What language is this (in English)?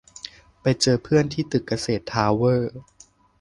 Thai